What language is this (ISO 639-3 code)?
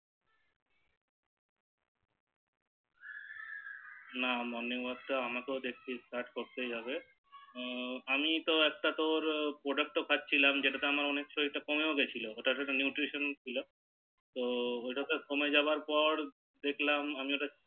ben